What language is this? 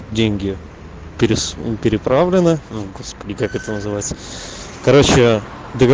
Russian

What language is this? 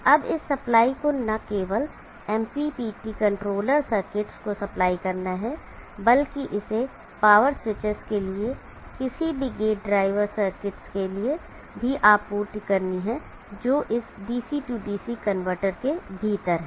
Hindi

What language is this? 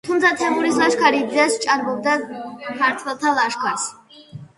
Georgian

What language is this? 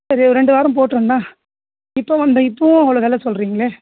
Tamil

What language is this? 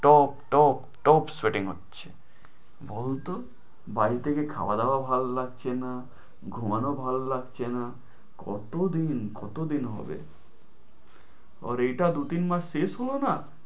Bangla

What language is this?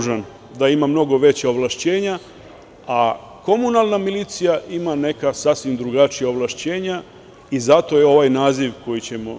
Serbian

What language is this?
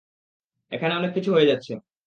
Bangla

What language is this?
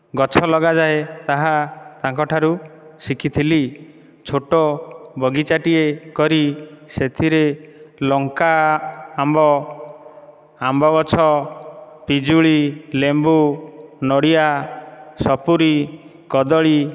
Odia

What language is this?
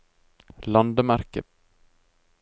Norwegian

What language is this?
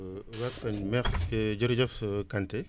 Wolof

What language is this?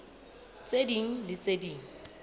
Southern Sotho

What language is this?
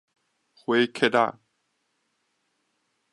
Min Nan Chinese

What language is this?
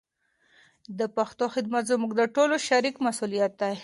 Pashto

